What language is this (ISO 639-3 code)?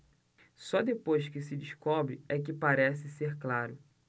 por